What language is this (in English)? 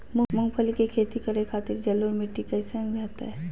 Magahi